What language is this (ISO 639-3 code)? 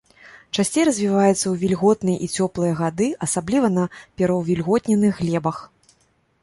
bel